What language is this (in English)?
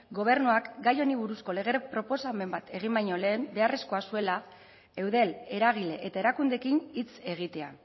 Basque